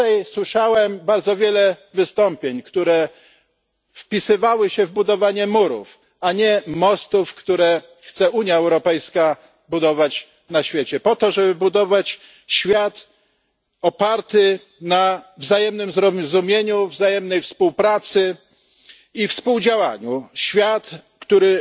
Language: Polish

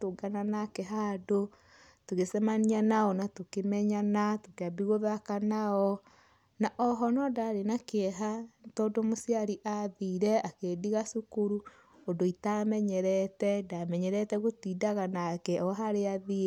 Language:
Kikuyu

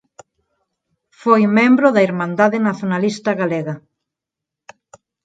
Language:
Galician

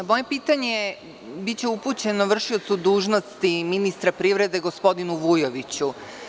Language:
Serbian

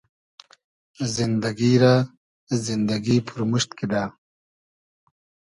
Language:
Hazaragi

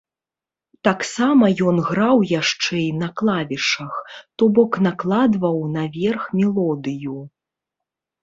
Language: Belarusian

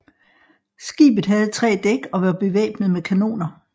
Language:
Danish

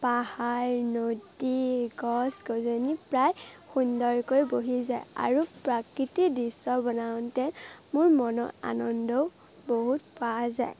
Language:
Assamese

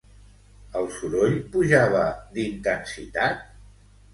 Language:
Catalan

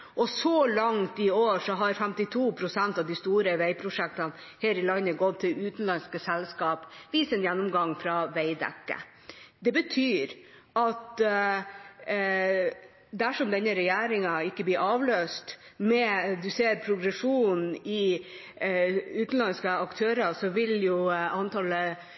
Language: Norwegian Bokmål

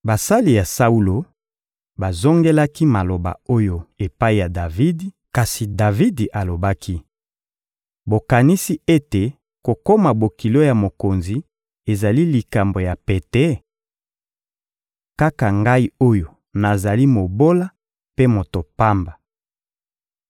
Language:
Lingala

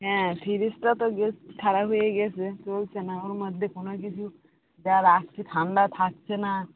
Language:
Bangla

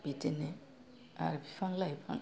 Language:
Bodo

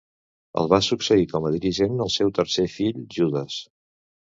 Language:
Catalan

